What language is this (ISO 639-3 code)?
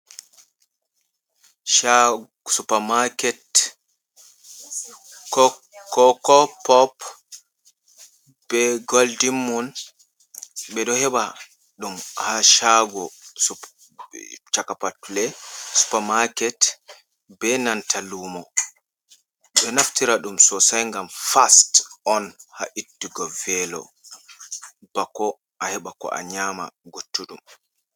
ful